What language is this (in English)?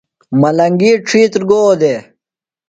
Phalura